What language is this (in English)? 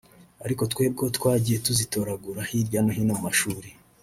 Kinyarwanda